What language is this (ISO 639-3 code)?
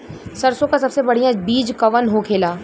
bho